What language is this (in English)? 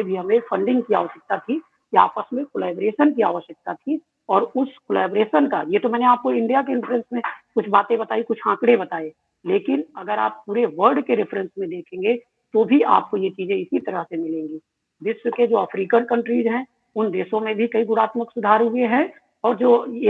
Hindi